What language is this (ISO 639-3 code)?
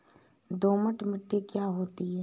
hin